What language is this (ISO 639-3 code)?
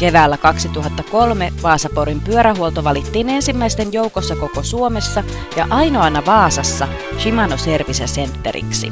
fin